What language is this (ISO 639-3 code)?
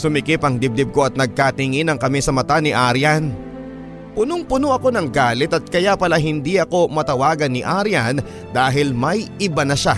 fil